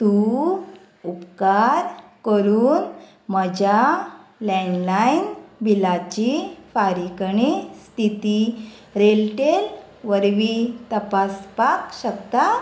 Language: Konkani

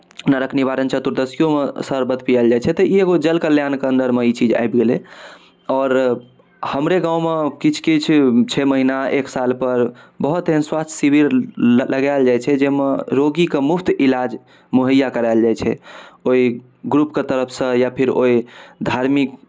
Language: Maithili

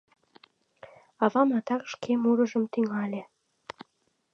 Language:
Mari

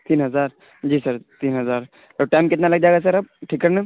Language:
Urdu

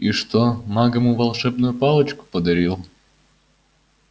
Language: Russian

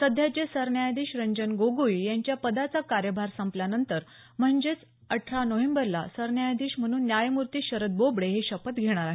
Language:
Marathi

